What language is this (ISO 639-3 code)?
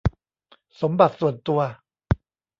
tha